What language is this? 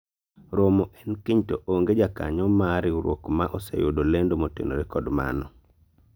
Luo (Kenya and Tanzania)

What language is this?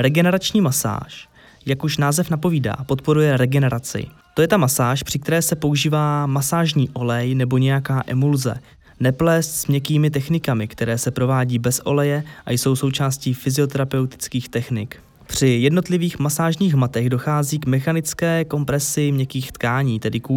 Czech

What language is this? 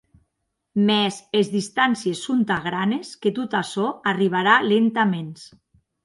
Occitan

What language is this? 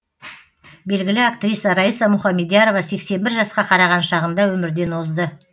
Kazakh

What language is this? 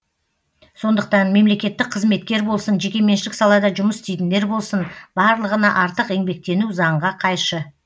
Kazakh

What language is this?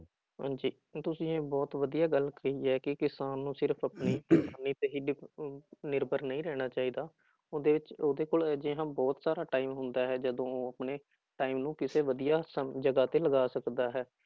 Punjabi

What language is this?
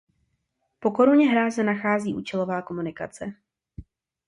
Czech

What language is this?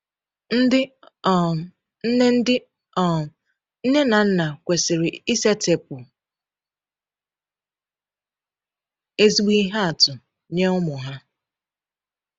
Igbo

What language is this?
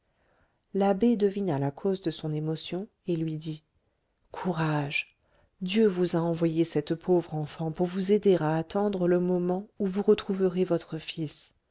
French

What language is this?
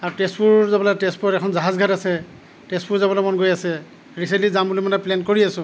Assamese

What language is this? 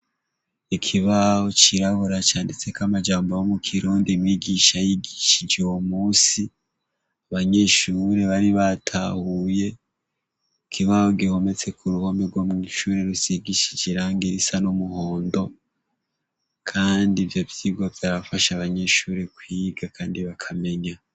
Rundi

